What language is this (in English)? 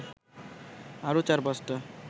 Bangla